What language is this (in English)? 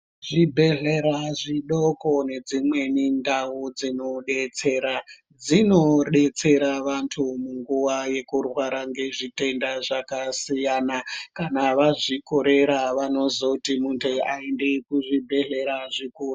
Ndau